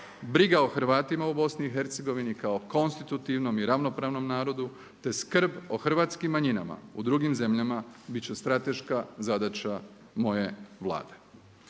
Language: Croatian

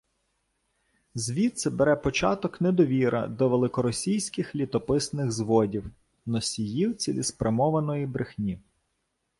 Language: Ukrainian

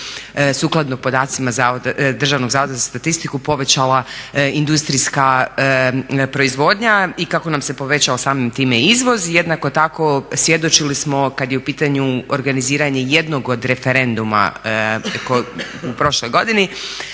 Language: Croatian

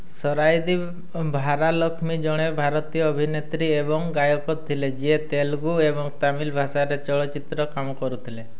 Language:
Odia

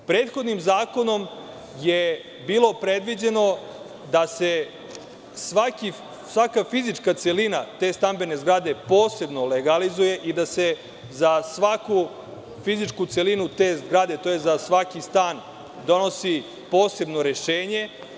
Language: Serbian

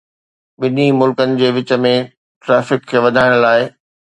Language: Sindhi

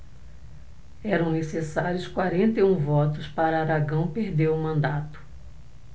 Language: Portuguese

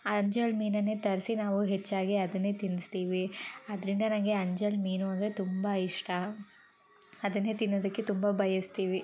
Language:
Kannada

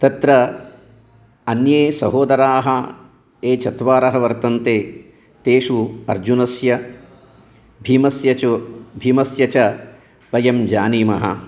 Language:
Sanskrit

